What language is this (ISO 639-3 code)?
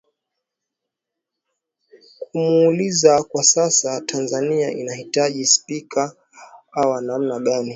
swa